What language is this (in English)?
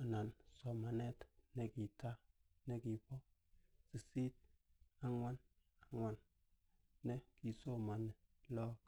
Kalenjin